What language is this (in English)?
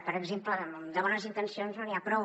Catalan